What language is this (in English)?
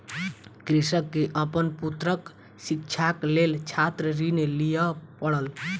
Maithili